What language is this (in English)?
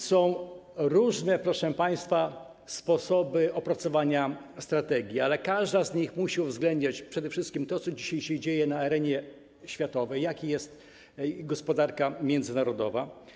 Polish